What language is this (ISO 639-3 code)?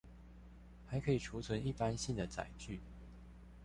zho